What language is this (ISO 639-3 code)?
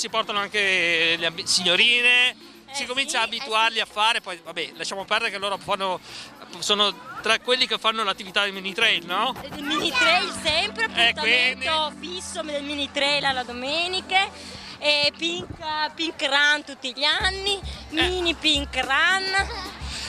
ita